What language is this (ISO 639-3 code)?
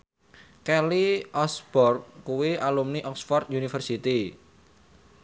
jav